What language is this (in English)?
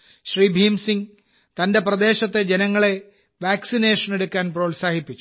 Malayalam